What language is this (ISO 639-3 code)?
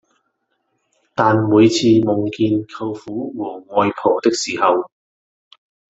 yue